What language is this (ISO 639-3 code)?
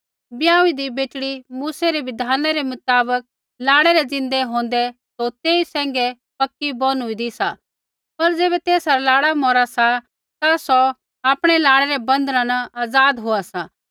kfx